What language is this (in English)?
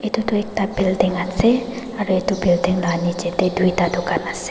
Naga Pidgin